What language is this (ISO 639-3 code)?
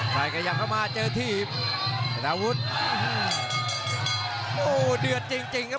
tha